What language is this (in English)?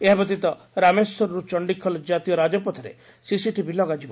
Odia